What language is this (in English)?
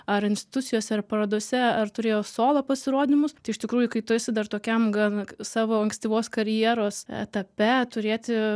Lithuanian